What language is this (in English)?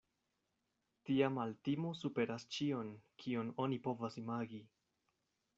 Esperanto